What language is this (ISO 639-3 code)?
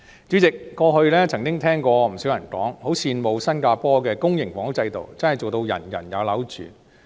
yue